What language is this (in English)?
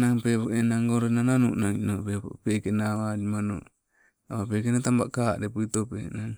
Sibe